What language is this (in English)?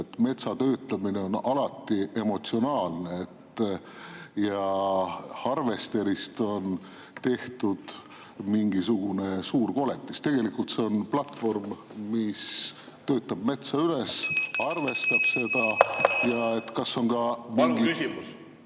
Estonian